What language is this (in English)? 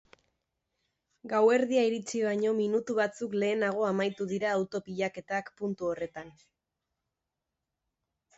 Basque